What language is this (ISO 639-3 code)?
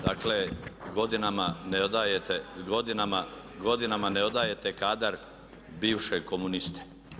hrv